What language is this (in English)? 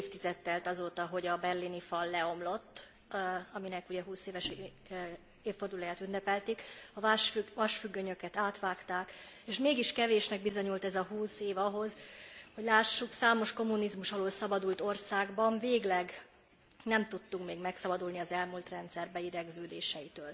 Hungarian